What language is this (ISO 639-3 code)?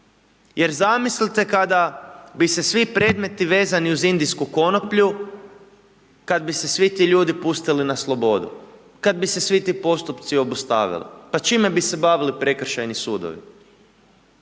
hrv